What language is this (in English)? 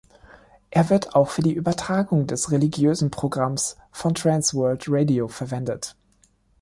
German